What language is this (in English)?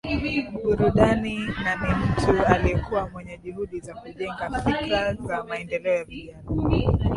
Swahili